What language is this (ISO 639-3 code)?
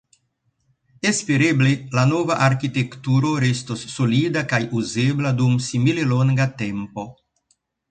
epo